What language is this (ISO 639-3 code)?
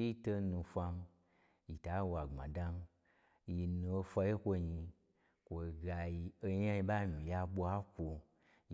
gbr